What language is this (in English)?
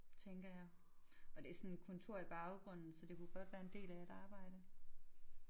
Danish